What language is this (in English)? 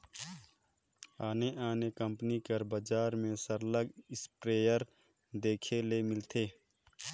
Chhattisgarhi